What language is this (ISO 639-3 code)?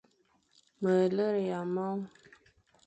fan